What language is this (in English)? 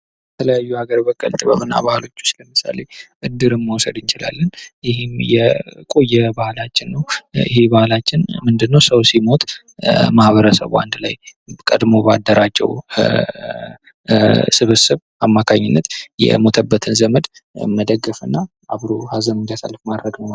Amharic